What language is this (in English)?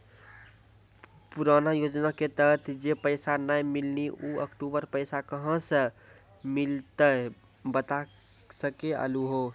Maithili